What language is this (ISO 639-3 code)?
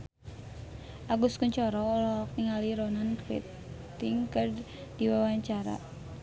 sun